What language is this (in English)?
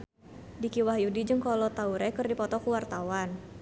Sundanese